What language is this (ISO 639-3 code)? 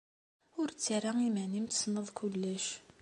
kab